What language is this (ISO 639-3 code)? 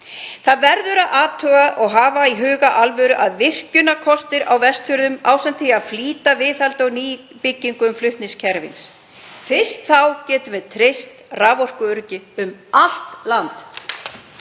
isl